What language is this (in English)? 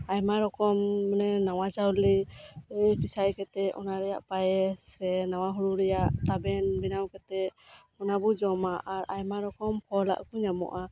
Santali